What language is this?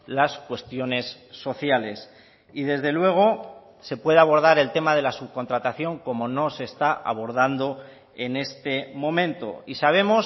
Spanish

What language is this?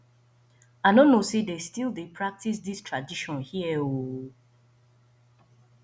Nigerian Pidgin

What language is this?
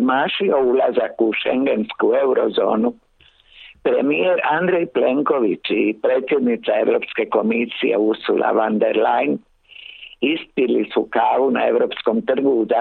Croatian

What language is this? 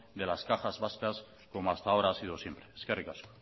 Spanish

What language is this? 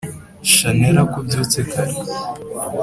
Kinyarwanda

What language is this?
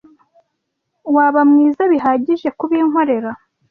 Kinyarwanda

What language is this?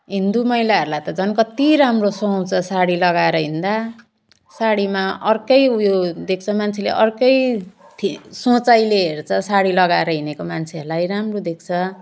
Nepali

